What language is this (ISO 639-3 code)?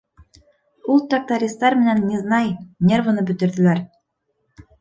bak